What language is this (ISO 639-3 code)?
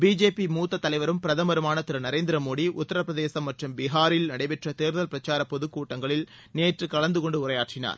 tam